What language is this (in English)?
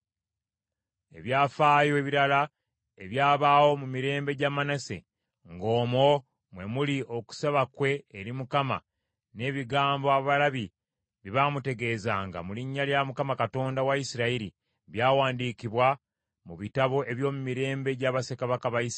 Ganda